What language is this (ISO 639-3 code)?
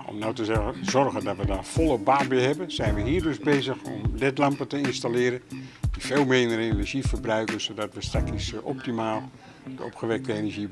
nld